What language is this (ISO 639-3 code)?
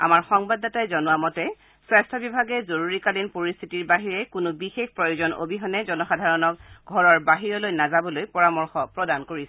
asm